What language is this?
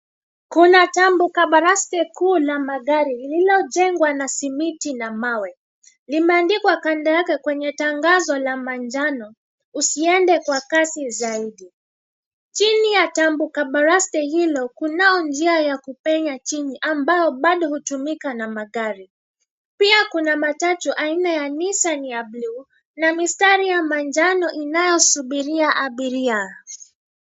Swahili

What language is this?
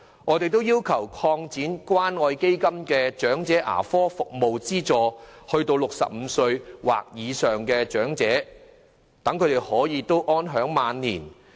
Cantonese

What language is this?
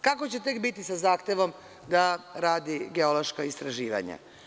Serbian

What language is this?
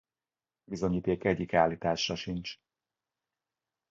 Hungarian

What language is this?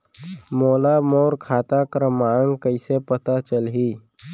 Chhattisgarhi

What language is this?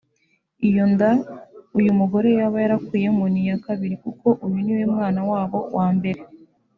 Kinyarwanda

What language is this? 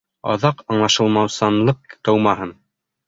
Bashkir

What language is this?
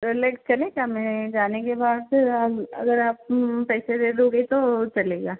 Hindi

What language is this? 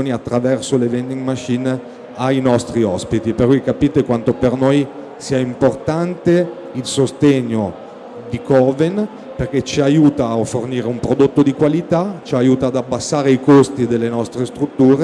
Italian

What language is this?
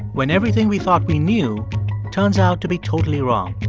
English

